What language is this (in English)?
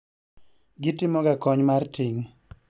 Luo (Kenya and Tanzania)